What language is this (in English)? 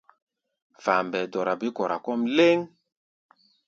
Gbaya